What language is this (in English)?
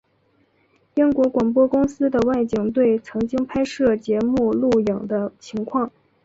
Chinese